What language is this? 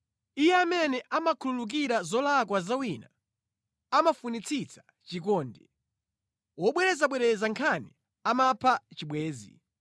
Nyanja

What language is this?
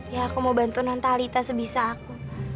Indonesian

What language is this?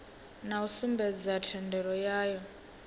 Venda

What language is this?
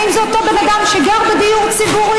Hebrew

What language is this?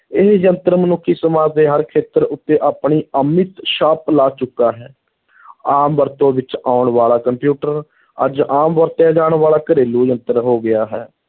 Punjabi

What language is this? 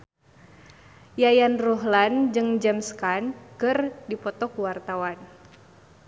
Sundanese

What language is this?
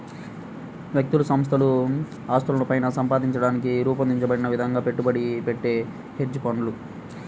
Telugu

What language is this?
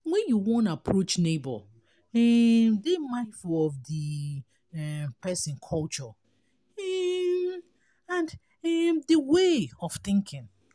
Nigerian Pidgin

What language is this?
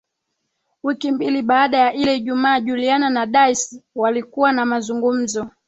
Swahili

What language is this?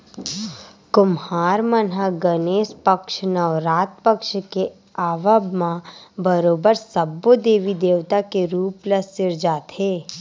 Chhattisgarhi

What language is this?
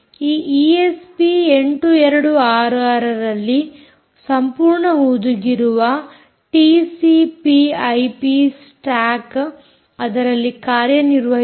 Kannada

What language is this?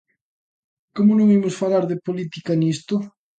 Galician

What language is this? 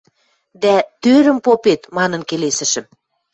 Western Mari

